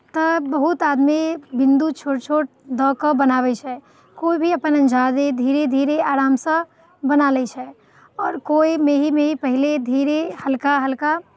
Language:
Maithili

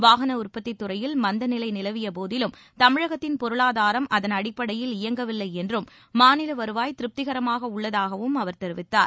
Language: Tamil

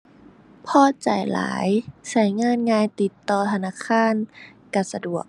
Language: Thai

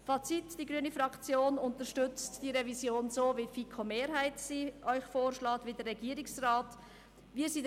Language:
Swiss German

